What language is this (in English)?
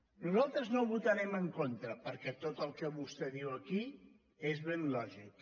Catalan